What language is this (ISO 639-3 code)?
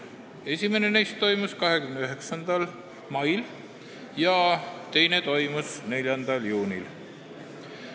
est